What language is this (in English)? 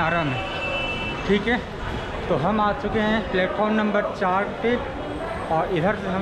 Hindi